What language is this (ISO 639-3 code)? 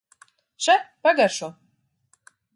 lav